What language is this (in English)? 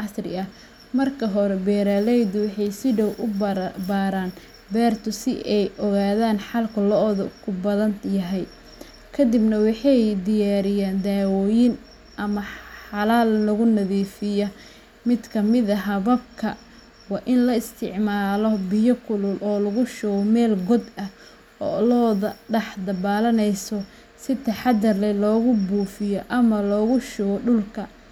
Somali